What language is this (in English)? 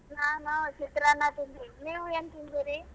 Kannada